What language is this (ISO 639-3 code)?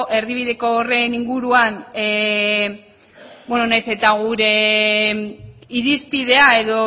eus